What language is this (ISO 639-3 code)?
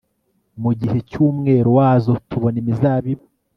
kin